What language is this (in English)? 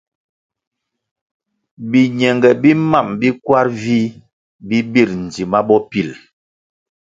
Kwasio